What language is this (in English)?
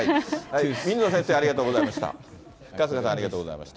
Japanese